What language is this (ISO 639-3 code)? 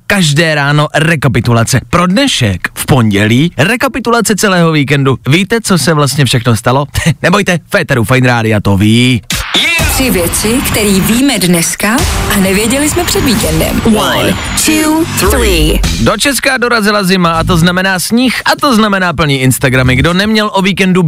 ces